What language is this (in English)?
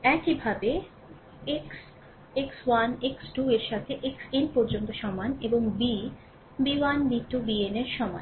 Bangla